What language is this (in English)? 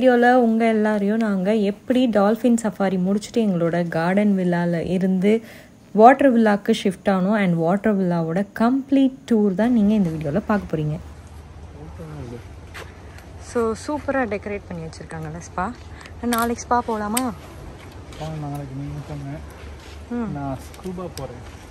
Hindi